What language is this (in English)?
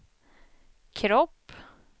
Swedish